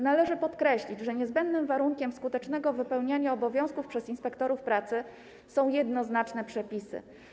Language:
Polish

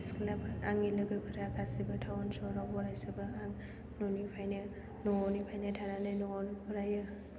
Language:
Bodo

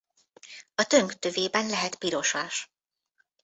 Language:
Hungarian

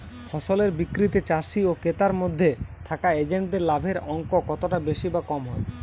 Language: Bangla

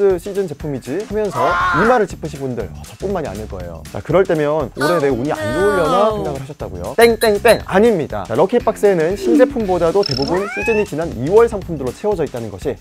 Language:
Korean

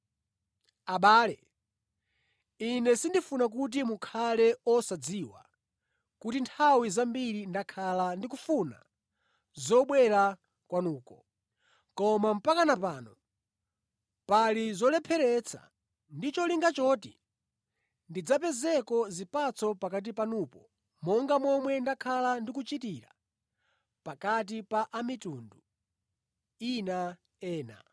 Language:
Nyanja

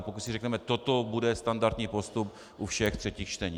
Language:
Czech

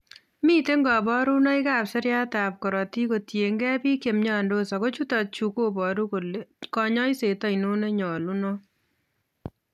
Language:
Kalenjin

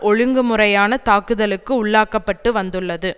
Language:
Tamil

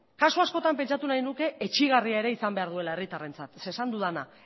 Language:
Basque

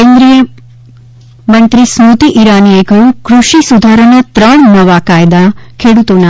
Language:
Gujarati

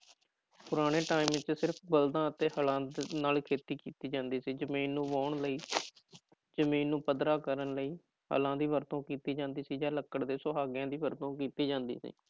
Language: Punjabi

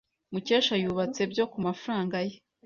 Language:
Kinyarwanda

